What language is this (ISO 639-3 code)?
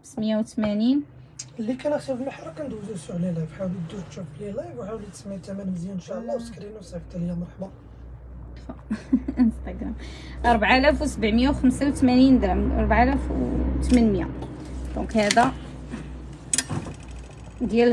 ara